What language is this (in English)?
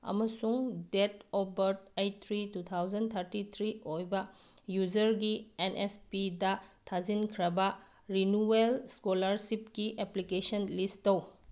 Manipuri